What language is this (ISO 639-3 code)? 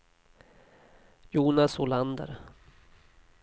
swe